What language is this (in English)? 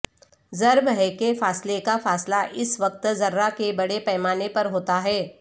Urdu